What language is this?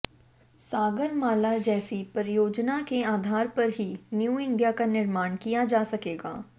Hindi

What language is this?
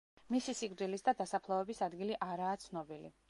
Georgian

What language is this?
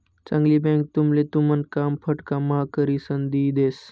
Marathi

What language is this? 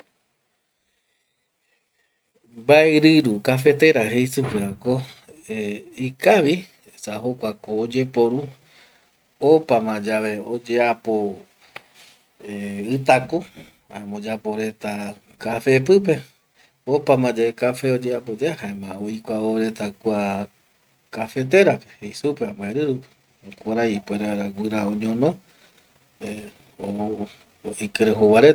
Eastern Bolivian Guaraní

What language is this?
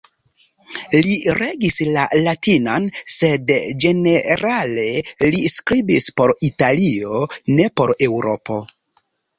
Esperanto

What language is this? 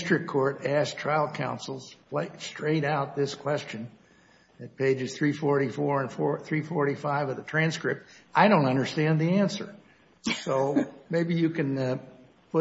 English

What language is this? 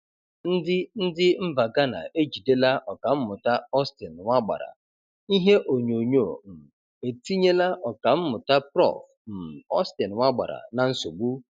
Igbo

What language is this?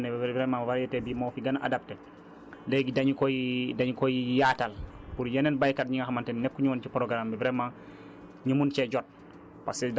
Wolof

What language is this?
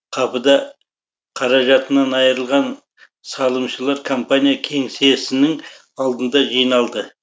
Kazakh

